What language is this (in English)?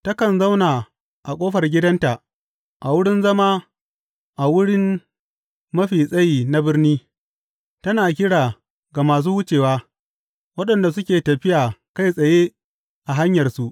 Hausa